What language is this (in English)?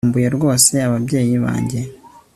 Kinyarwanda